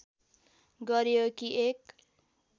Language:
Nepali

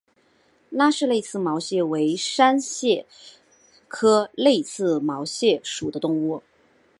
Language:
Chinese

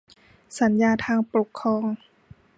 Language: Thai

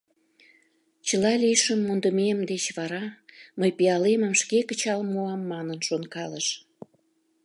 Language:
Mari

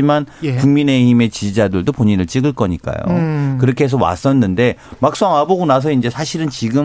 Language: Korean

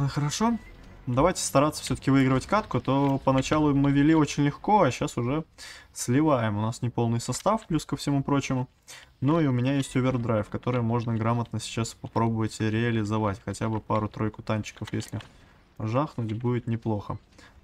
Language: Russian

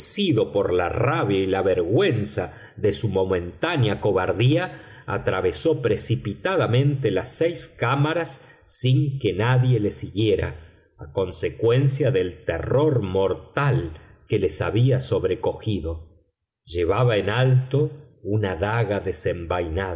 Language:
Spanish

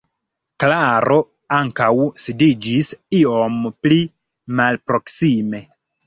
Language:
Esperanto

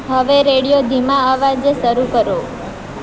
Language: Gujarati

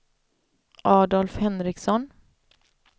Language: Swedish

